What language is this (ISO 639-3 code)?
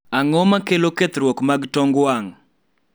luo